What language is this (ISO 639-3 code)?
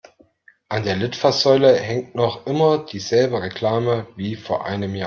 deu